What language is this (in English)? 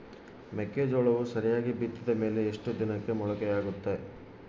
Kannada